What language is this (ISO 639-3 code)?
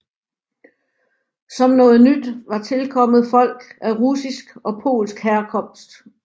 dan